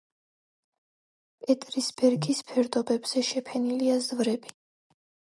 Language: Georgian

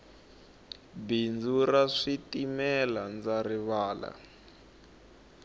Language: Tsonga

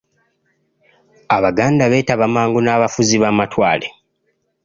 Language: Ganda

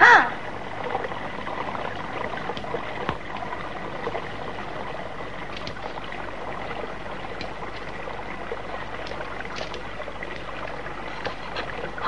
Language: Indonesian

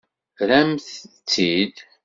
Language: Kabyle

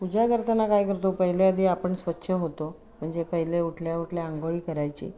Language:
Marathi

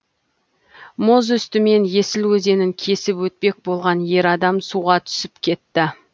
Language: Kazakh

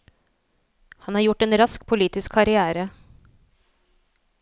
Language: Norwegian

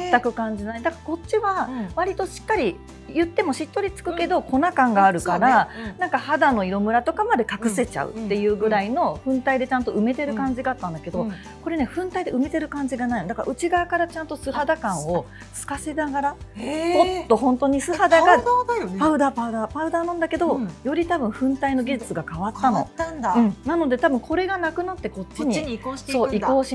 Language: Japanese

